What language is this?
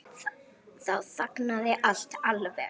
Icelandic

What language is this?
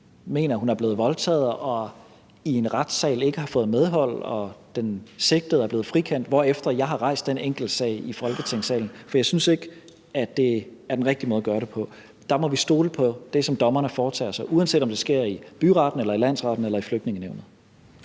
Danish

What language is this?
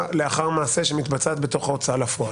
Hebrew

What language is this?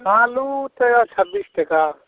Maithili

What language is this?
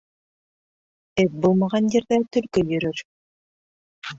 Bashkir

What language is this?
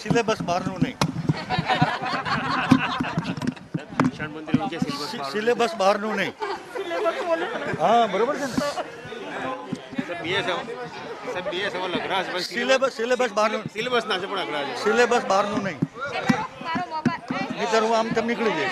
Hindi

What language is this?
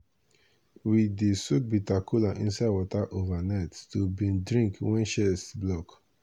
Nigerian Pidgin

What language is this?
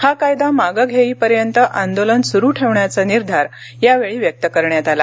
Marathi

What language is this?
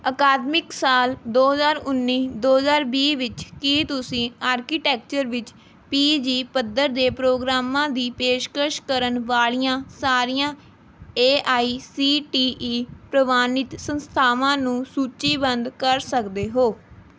Punjabi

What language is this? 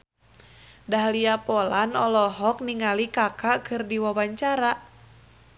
Sundanese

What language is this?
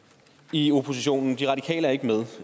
Danish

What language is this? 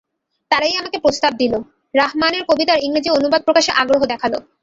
Bangla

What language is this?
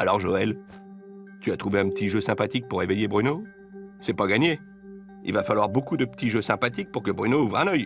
French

